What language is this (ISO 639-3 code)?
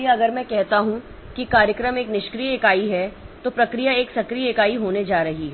hin